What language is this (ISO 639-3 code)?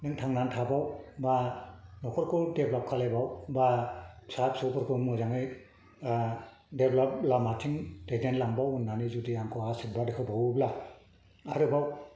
brx